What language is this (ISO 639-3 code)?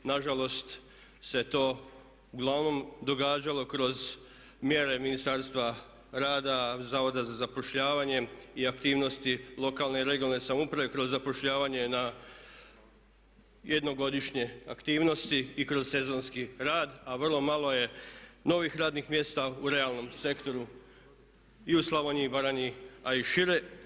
hrv